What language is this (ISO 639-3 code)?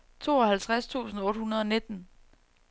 dan